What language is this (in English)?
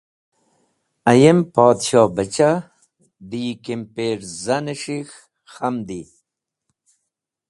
Wakhi